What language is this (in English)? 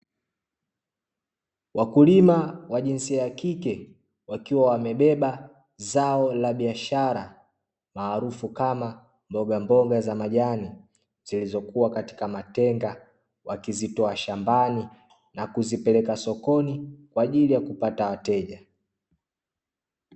Swahili